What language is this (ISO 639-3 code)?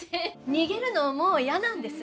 jpn